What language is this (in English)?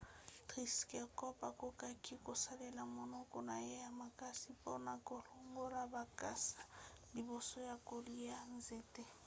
Lingala